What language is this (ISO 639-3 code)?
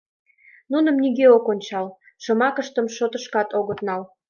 chm